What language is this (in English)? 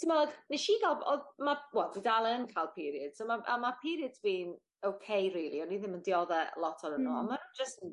Welsh